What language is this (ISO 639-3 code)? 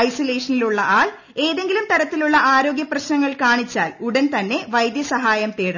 mal